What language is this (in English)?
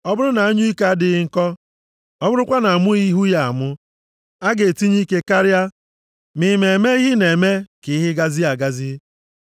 Igbo